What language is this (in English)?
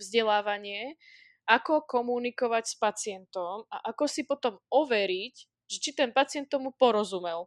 Slovak